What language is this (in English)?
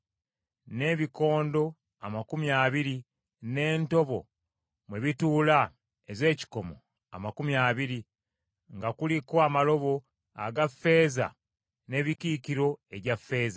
Ganda